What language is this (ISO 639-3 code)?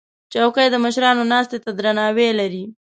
pus